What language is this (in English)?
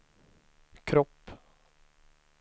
Swedish